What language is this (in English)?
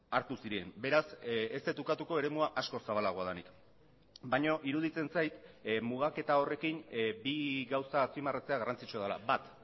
Basque